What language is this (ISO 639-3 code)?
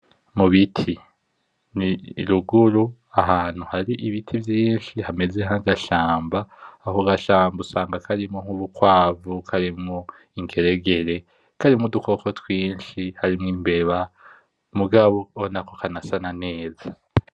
run